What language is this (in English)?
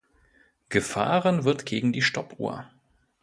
German